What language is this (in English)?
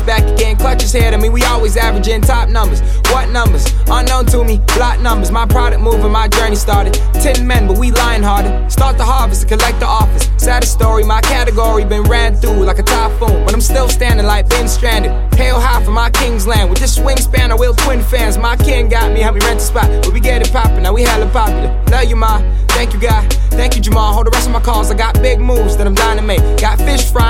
English